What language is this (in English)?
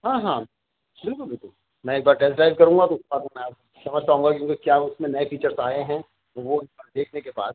Urdu